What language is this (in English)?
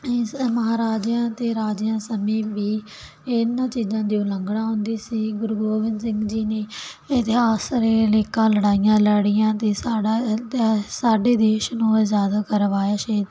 Punjabi